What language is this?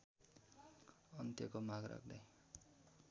Nepali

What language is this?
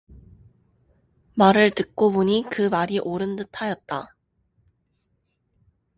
Korean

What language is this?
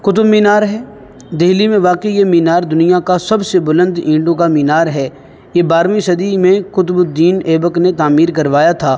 Urdu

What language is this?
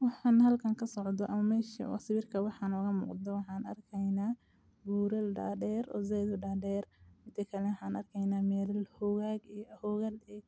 Somali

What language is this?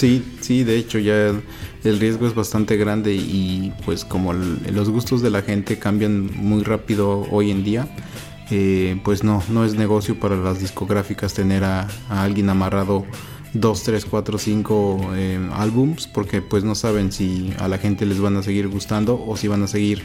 Spanish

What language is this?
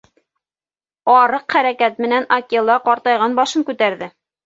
Bashkir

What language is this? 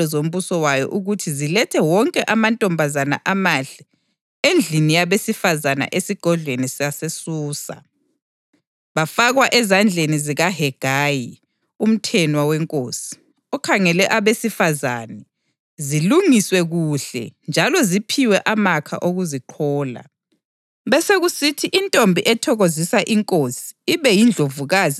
North Ndebele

